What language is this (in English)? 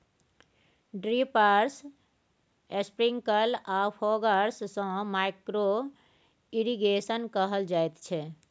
Maithili